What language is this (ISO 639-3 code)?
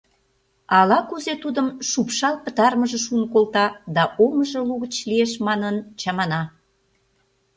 chm